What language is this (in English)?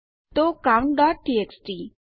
Gujarati